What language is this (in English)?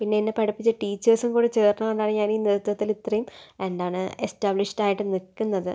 Malayalam